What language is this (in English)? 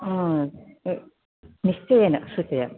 Sanskrit